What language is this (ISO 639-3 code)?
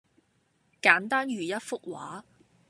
yue